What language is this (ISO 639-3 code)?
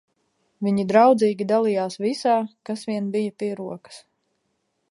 lav